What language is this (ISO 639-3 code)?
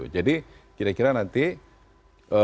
ind